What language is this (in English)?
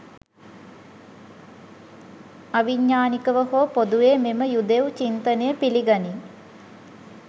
Sinhala